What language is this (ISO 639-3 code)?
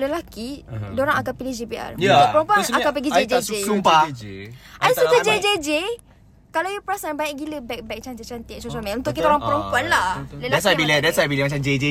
msa